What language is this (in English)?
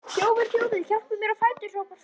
Icelandic